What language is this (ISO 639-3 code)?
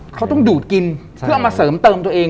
tha